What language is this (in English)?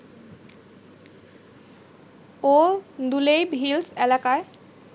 Bangla